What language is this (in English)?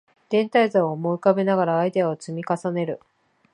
Japanese